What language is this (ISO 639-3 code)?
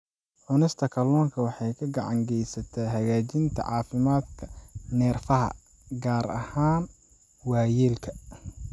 som